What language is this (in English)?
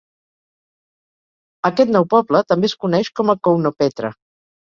Catalan